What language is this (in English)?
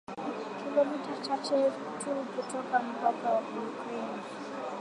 Swahili